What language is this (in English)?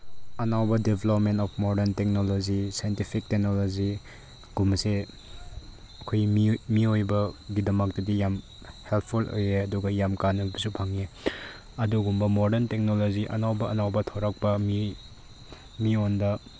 Manipuri